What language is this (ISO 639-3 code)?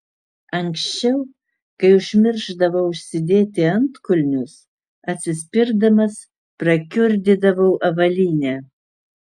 lit